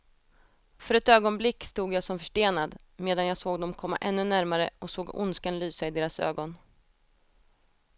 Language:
Swedish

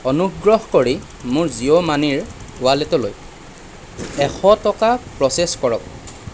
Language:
Assamese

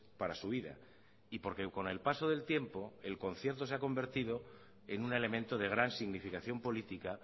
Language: Spanish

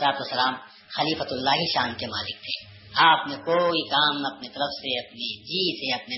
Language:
Urdu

